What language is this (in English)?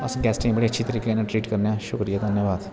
Dogri